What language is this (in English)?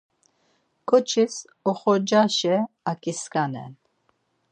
Laz